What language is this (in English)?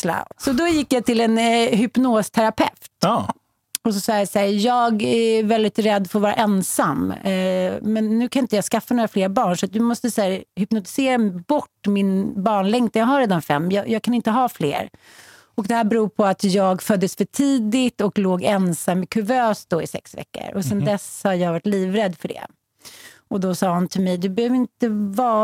Swedish